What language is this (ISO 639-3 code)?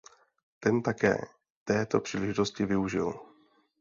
ces